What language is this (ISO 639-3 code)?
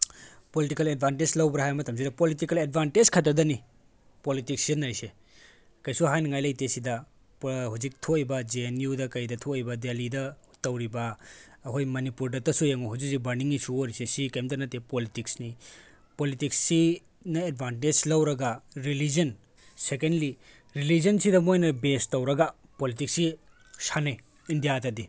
mni